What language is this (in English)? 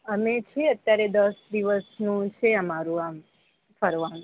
Gujarati